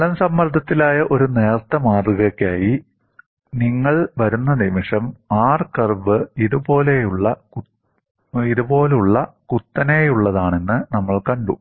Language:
Malayalam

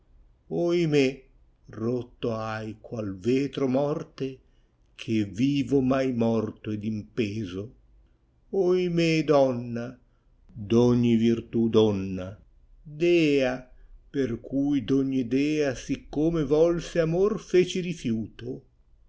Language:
Italian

